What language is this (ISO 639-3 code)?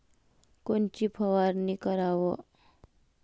mar